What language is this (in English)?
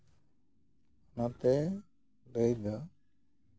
Santali